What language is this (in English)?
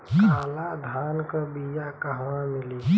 Bhojpuri